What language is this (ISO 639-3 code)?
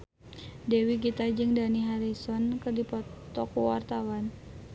sun